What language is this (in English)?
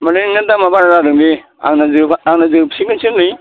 Bodo